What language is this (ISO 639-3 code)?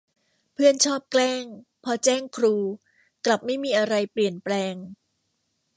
tha